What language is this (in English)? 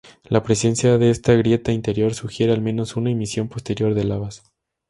Spanish